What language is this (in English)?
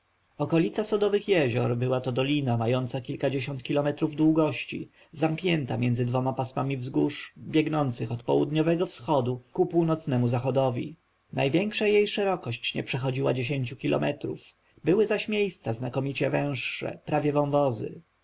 Polish